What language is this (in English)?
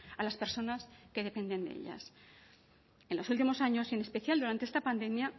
Spanish